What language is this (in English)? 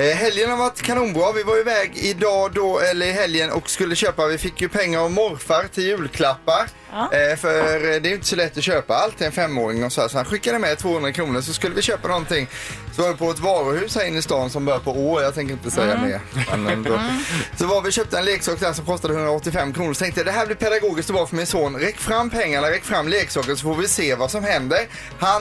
Swedish